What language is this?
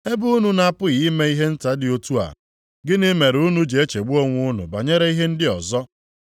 Igbo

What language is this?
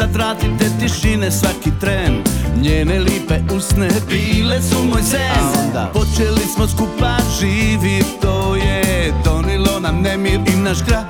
Croatian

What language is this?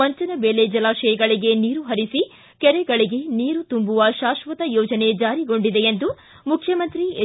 Kannada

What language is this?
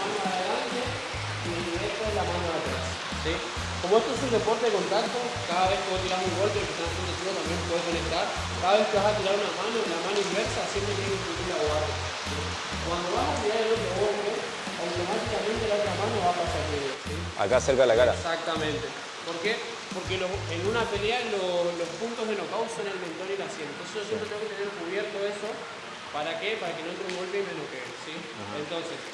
Spanish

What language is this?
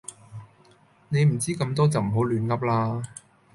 Cantonese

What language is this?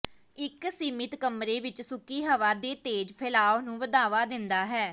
Punjabi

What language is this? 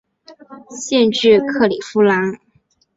Chinese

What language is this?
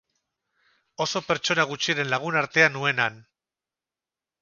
Basque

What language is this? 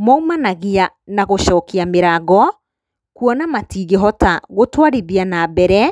Kikuyu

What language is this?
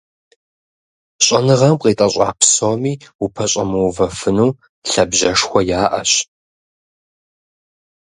Kabardian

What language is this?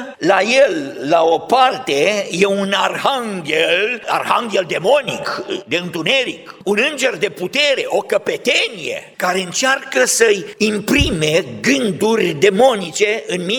Romanian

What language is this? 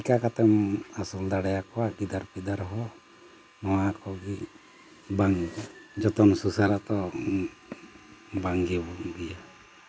Santali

